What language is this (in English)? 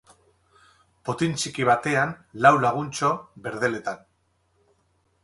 Basque